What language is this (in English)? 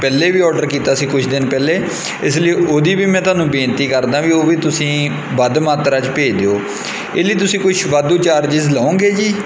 Punjabi